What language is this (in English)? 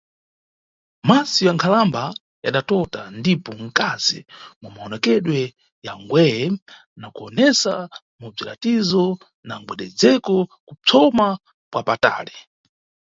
Nyungwe